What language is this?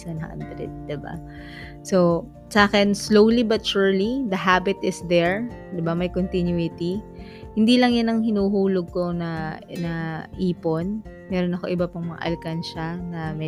Filipino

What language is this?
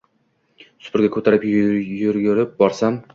Uzbek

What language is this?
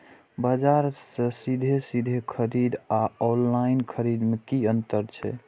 Maithili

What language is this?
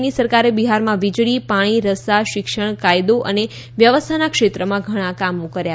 Gujarati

